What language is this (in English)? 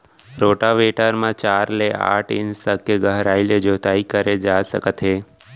Chhattisgarhi